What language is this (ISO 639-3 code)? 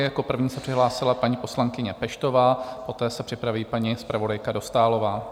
ces